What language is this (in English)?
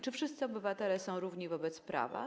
Polish